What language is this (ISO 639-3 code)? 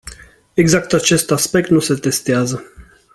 ron